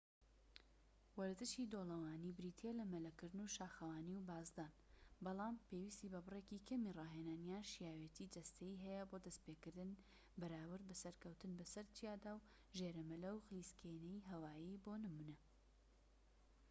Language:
Central Kurdish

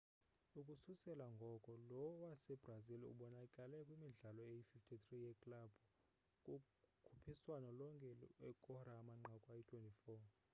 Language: Xhosa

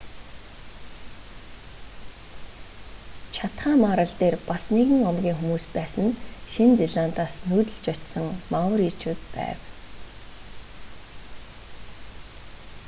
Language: Mongolian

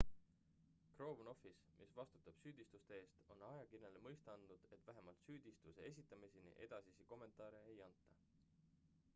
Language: Estonian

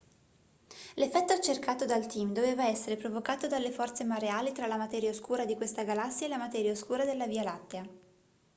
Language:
Italian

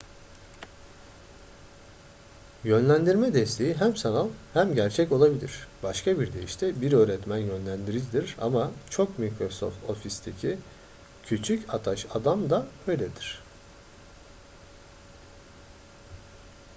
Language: Turkish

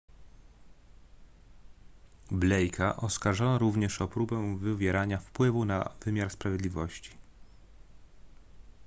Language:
Polish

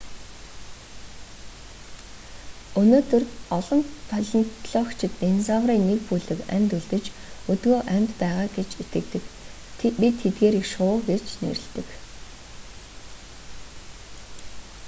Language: Mongolian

